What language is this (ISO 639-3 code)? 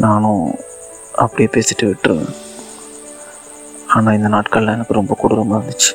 tam